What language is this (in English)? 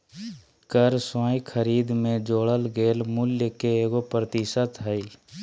Magahi